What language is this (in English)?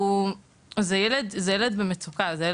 Hebrew